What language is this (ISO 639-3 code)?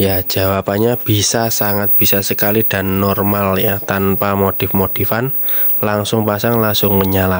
ind